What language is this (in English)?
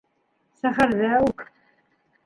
Bashkir